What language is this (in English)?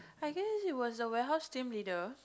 English